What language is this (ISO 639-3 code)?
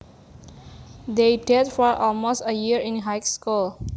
jav